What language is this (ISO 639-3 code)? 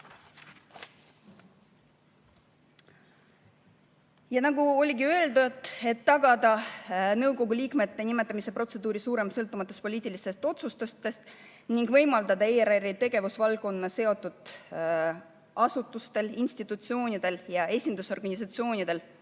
est